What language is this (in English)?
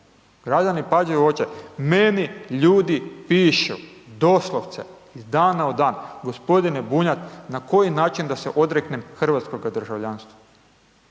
Croatian